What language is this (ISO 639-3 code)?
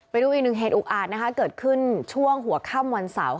tha